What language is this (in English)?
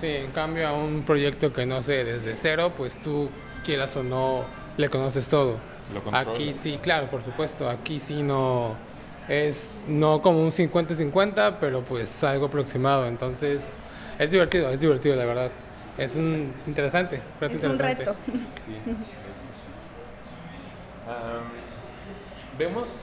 Spanish